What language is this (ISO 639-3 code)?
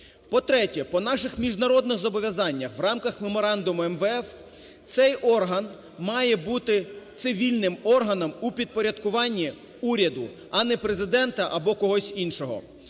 ukr